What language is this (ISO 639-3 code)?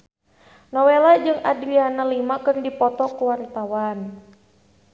sun